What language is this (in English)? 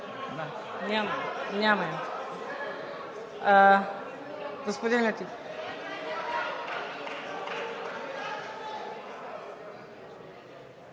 Bulgarian